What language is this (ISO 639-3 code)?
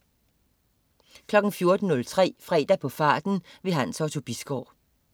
dan